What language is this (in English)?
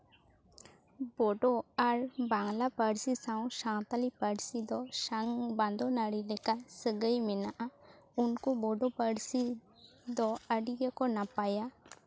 Santali